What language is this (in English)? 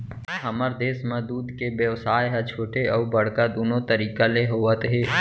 Chhattisgarhi